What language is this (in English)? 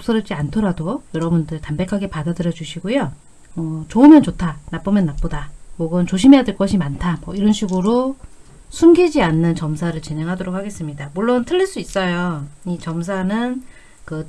Korean